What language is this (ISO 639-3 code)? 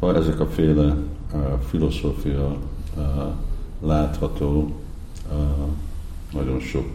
hun